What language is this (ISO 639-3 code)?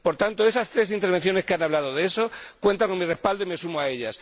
spa